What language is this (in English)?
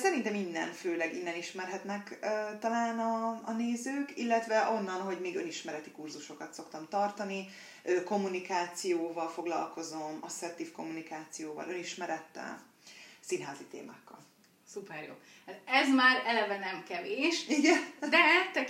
Hungarian